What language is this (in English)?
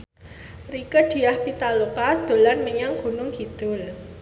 Javanese